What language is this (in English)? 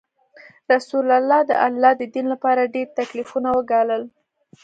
Pashto